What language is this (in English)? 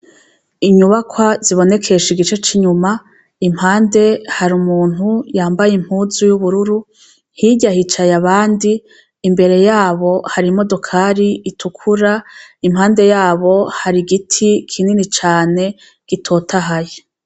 Rundi